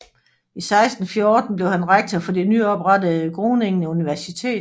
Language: Danish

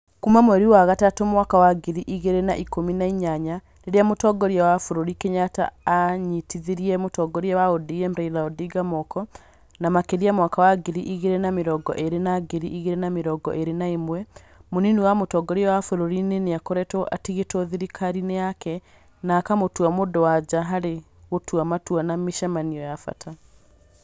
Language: Kikuyu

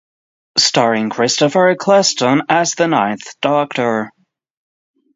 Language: English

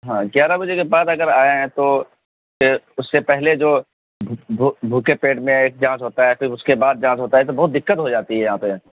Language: Urdu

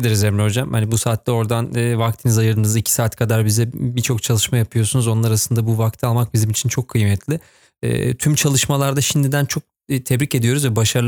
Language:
Turkish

